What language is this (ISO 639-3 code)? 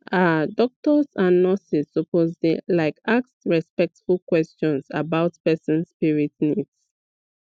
pcm